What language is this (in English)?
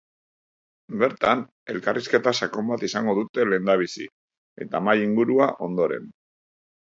Basque